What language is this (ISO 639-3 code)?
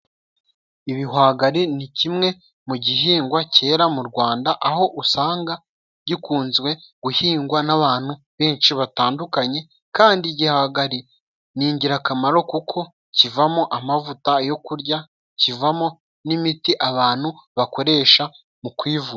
kin